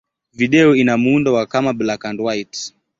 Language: Swahili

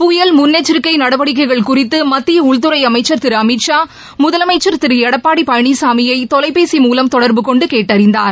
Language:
Tamil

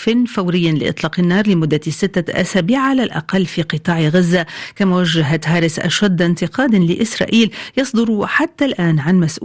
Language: Arabic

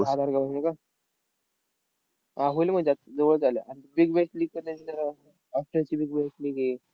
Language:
Marathi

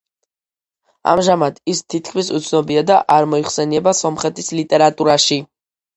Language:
Georgian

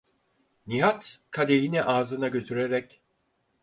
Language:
Turkish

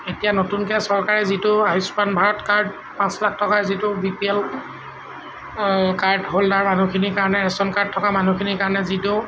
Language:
Assamese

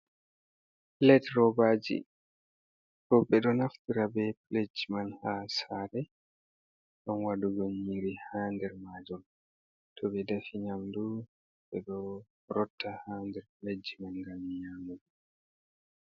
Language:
Fula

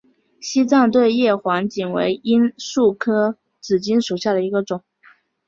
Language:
Chinese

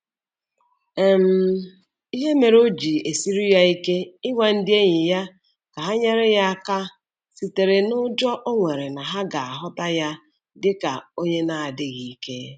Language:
Igbo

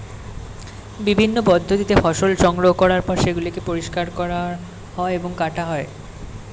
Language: Bangla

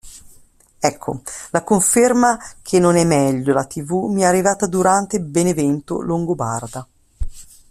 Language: Italian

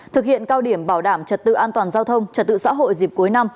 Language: Vietnamese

